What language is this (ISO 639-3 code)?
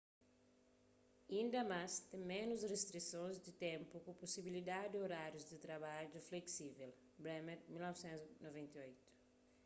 kea